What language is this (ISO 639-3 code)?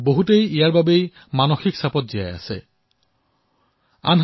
asm